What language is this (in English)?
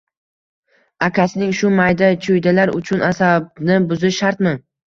Uzbek